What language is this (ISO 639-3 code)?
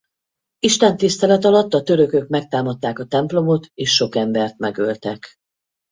hun